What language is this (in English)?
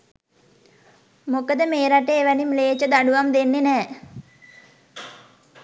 Sinhala